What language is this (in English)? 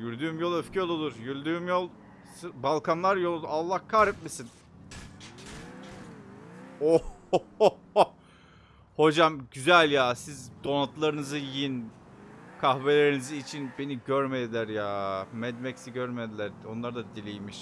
Turkish